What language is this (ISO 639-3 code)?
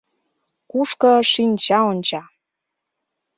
chm